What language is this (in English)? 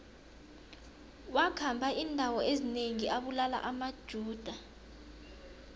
South Ndebele